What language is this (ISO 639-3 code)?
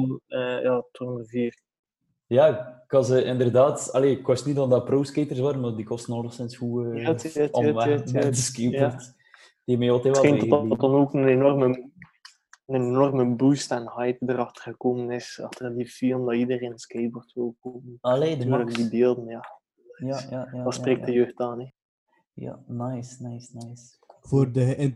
nld